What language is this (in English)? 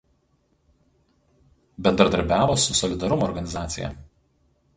Lithuanian